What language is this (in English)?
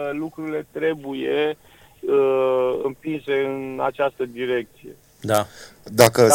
Romanian